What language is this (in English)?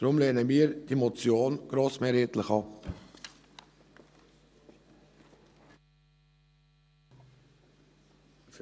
Swiss German